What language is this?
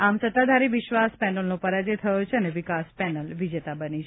Gujarati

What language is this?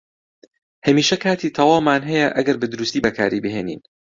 Central Kurdish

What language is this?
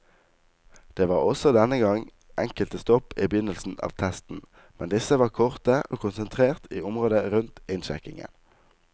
Norwegian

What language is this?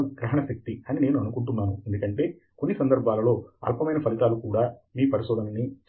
Telugu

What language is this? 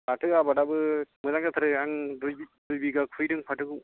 Bodo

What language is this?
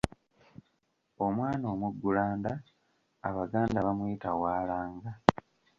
Ganda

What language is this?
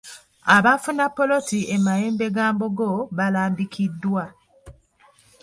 Ganda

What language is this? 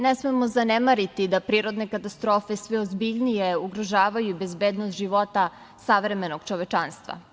Serbian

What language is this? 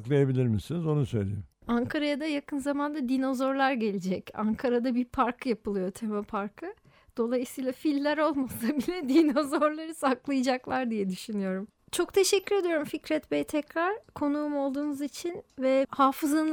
Turkish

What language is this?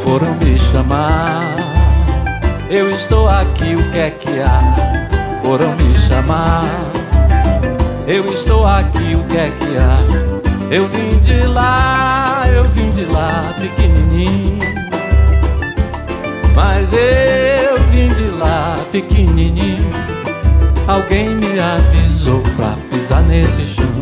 Portuguese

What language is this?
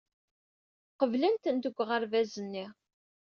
Kabyle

